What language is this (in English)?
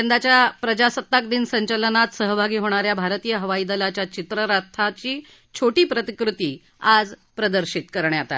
Marathi